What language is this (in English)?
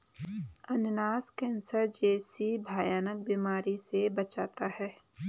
Hindi